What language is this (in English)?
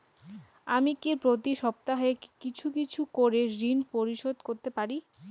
Bangla